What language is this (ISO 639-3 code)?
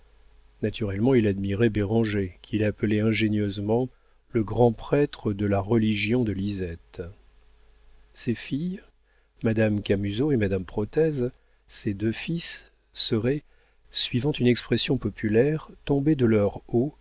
fra